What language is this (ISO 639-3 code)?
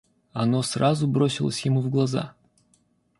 rus